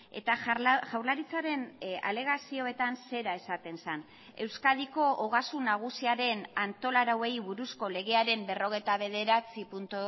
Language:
Basque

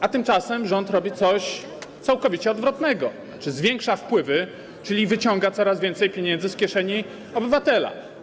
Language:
Polish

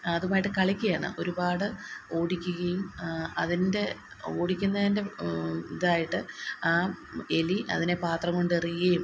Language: Malayalam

